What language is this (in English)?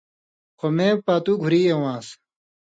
Indus Kohistani